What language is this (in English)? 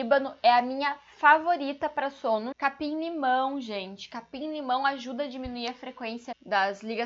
Portuguese